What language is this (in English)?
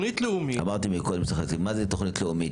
Hebrew